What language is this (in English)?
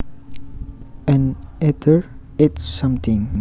Javanese